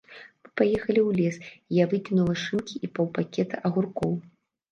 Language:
Belarusian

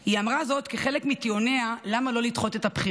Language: Hebrew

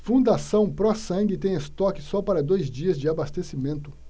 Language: Portuguese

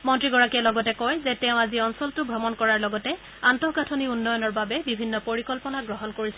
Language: Assamese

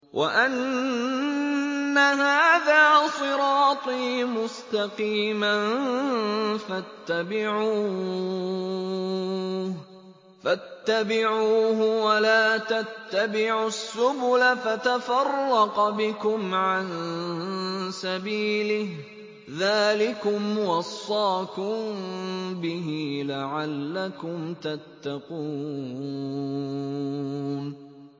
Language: Arabic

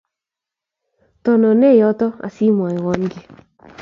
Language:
Kalenjin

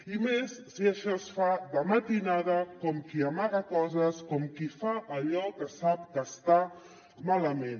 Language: Catalan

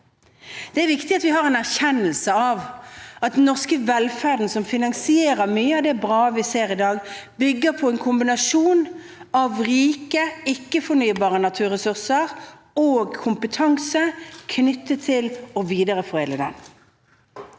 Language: Norwegian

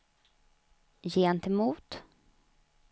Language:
Swedish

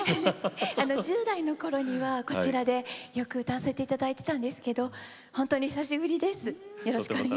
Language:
Japanese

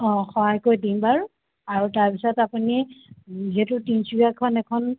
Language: Assamese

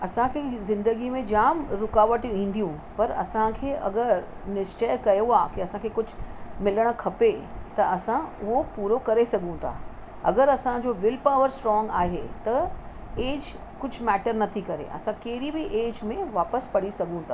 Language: Sindhi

